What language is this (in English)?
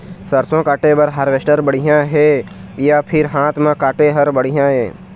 Chhattisgarhi